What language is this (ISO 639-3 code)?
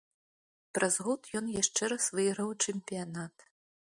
bel